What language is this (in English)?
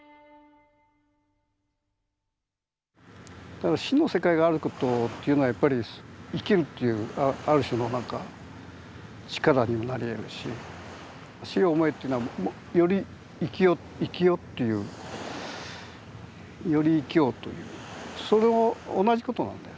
Japanese